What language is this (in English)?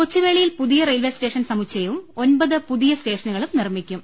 Malayalam